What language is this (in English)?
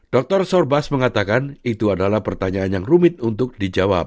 Indonesian